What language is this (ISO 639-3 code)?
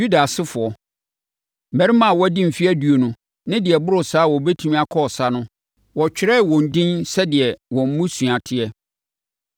aka